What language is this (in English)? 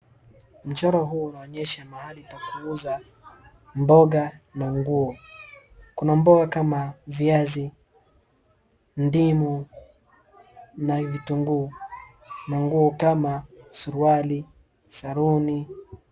Swahili